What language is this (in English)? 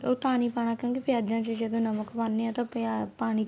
Punjabi